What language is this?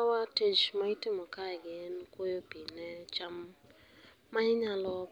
Luo (Kenya and Tanzania)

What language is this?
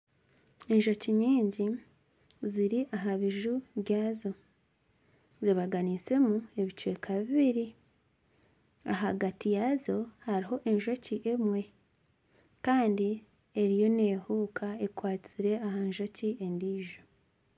Nyankole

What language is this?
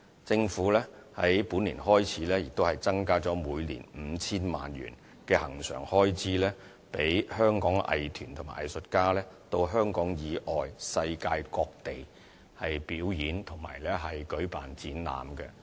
Cantonese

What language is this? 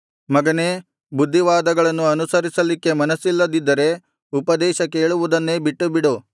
Kannada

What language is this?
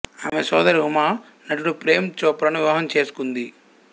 Telugu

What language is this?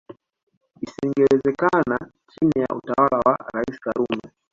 Swahili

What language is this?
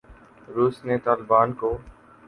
Urdu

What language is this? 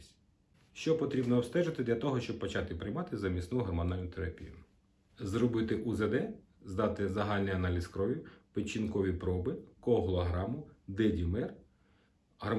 Ukrainian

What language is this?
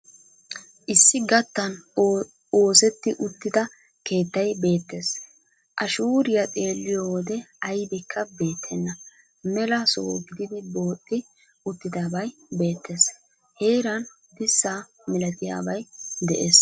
Wolaytta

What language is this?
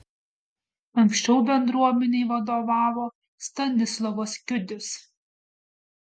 Lithuanian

